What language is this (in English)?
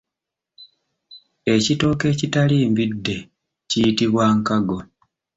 Ganda